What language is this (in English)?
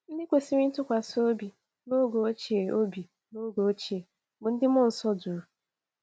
Igbo